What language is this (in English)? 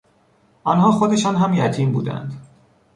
Persian